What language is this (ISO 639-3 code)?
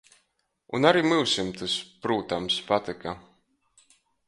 ltg